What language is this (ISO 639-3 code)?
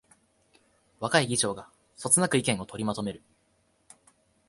jpn